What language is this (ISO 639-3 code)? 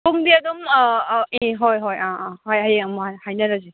mni